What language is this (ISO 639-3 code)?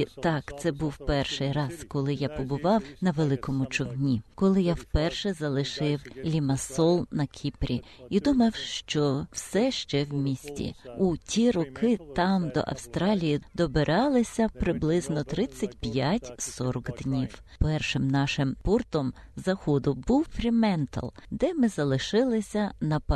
ukr